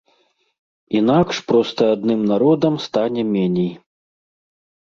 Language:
Belarusian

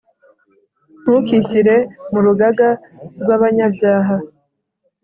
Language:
Kinyarwanda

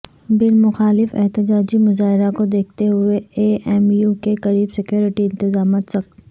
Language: Urdu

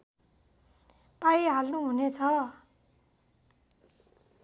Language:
Nepali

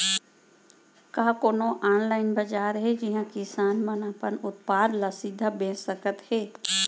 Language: Chhattisgarhi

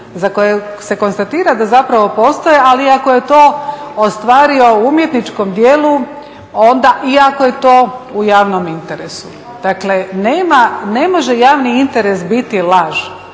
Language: Croatian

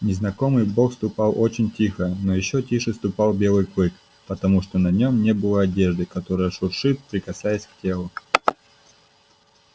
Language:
Russian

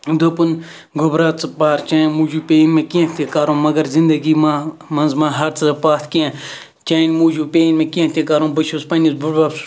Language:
Kashmiri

